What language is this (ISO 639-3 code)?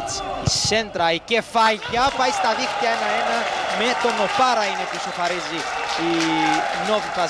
ell